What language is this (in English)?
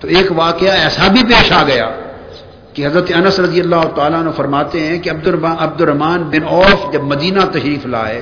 Urdu